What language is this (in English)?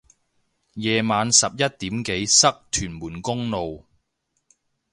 Cantonese